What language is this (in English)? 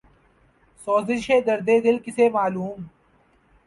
Urdu